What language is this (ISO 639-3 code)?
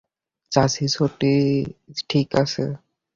ben